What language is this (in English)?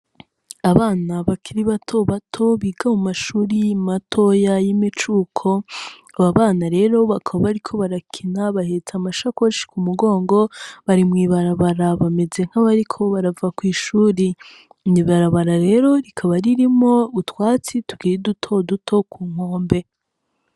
Rundi